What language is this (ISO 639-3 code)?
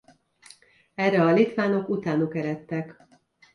hun